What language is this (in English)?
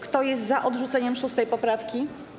Polish